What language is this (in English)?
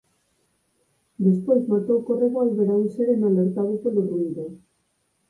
Galician